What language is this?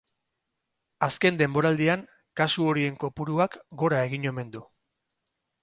Basque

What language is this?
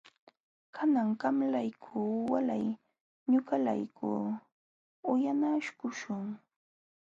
Jauja Wanca Quechua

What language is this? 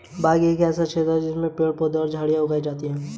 Hindi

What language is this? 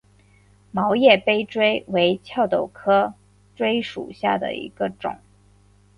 Chinese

